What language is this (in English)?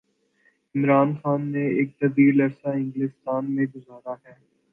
Urdu